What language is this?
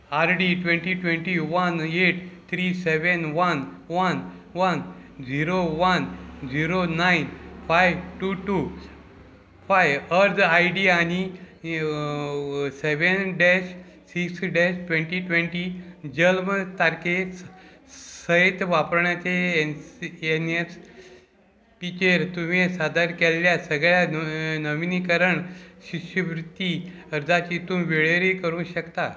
Konkani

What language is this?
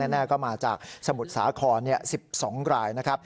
Thai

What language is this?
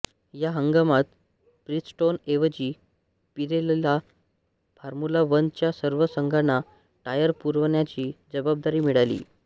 Marathi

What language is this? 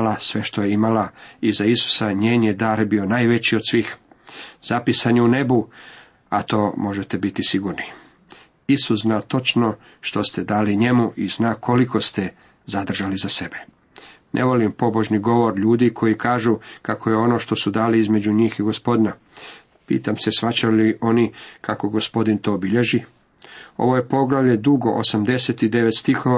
Croatian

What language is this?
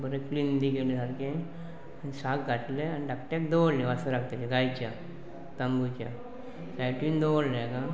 Konkani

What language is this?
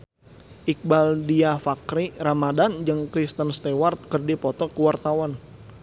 Sundanese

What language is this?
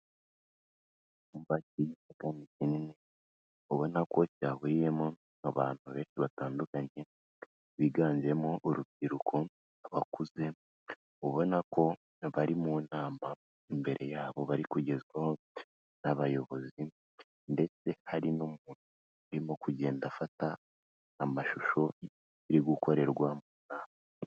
Kinyarwanda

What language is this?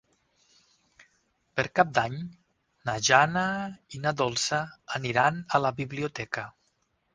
Catalan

